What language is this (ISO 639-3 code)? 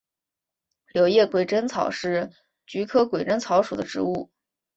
zho